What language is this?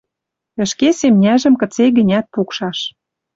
Western Mari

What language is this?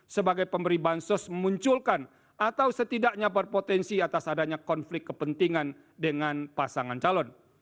Indonesian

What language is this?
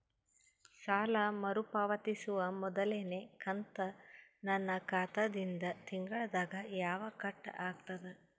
Kannada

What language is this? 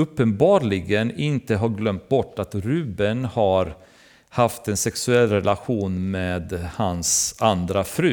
Swedish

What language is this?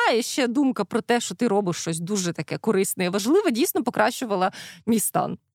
Ukrainian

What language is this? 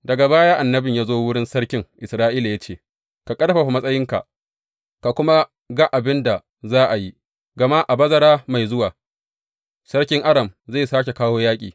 Hausa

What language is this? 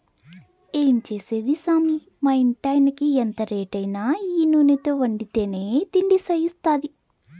Telugu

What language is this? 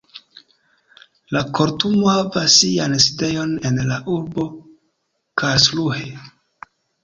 Esperanto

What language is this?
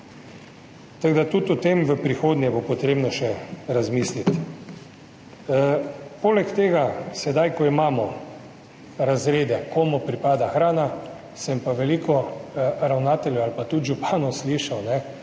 Slovenian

